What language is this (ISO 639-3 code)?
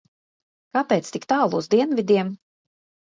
lav